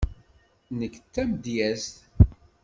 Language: Kabyle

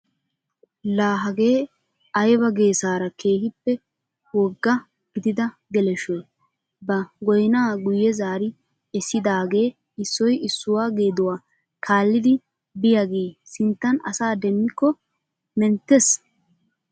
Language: Wolaytta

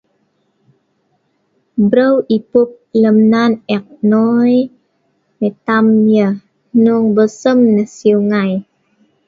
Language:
Sa'ban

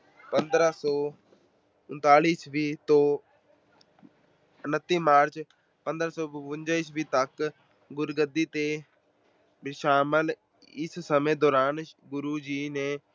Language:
Punjabi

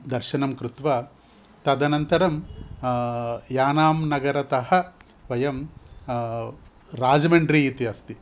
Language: Sanskrit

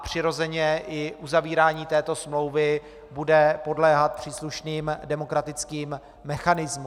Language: Czech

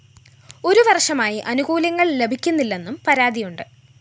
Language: Malayalam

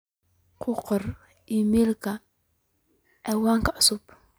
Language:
Somali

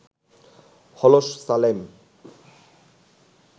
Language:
Bangla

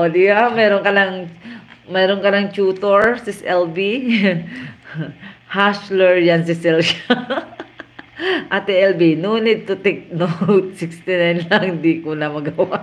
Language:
Filipino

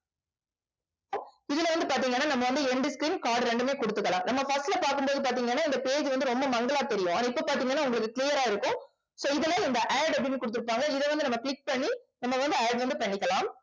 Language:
Tamil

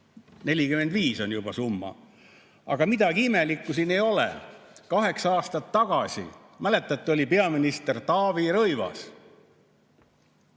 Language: Estonian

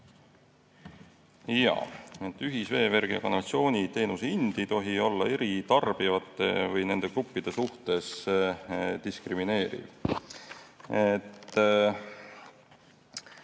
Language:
Estonian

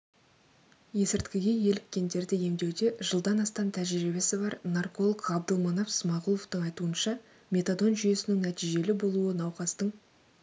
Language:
Kazakh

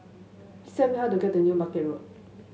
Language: English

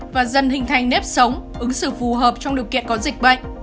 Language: Vietnamese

